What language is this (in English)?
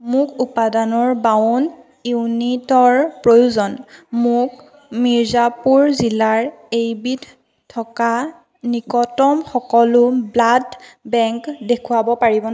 Assamese